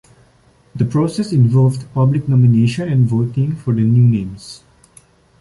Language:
English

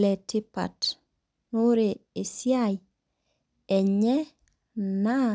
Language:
Masai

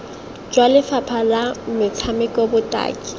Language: Tswana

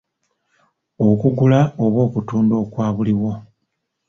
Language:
Ganda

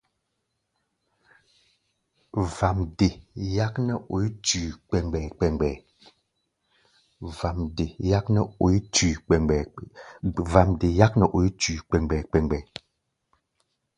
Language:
Gbaya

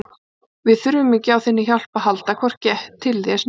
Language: Icelandic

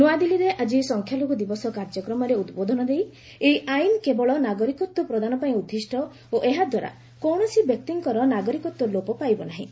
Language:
Odia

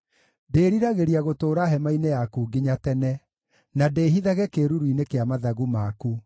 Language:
Kikuyu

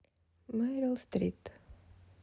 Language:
Russian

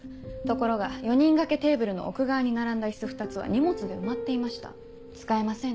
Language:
Japanese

